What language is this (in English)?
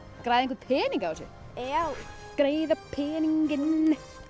Icelandic